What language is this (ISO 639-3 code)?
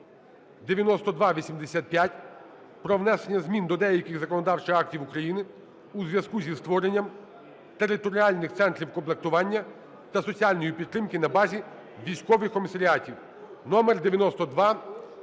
ukr